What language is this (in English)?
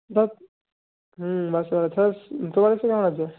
Bangla